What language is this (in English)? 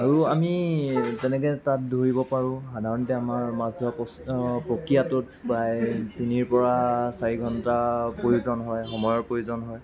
Assamese